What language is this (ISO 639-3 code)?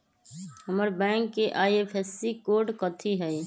mag